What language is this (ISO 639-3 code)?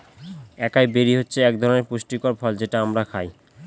ben